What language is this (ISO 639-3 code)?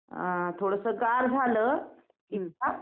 mar